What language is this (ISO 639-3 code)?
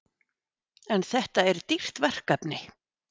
isl